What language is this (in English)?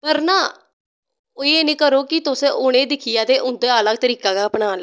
Dogri